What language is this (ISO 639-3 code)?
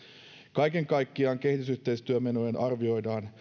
fin